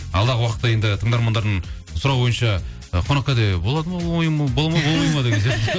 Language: Kazakh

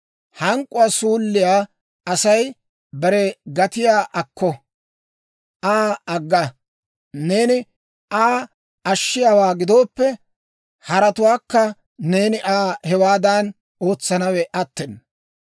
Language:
Dawro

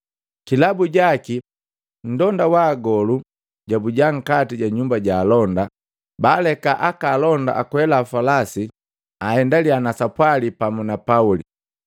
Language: Matengo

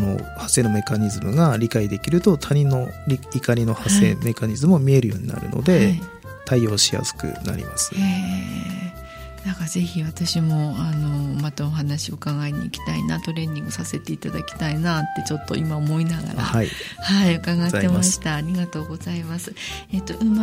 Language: Japanese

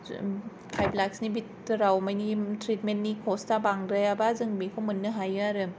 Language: Bodo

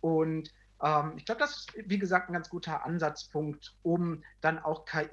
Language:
German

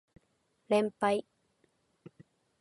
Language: Japanese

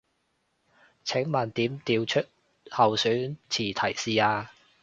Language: Cantonese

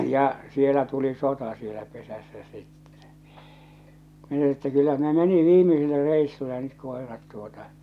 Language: Finnish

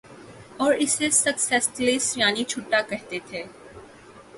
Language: Urdu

